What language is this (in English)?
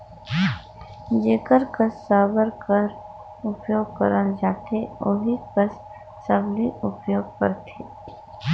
Chhattisgarhi